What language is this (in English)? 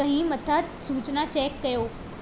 Sindhi